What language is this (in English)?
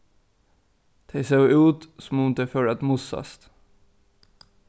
Faroese